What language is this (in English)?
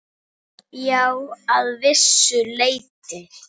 Icelandic